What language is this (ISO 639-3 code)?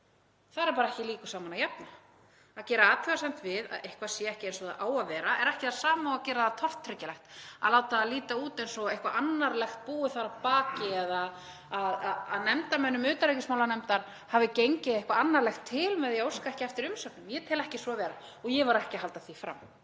isl